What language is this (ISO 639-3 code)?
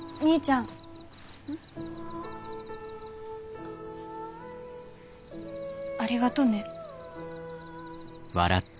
jpn